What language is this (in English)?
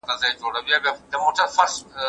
Pashto